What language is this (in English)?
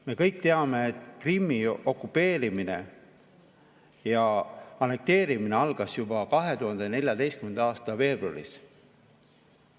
Estonian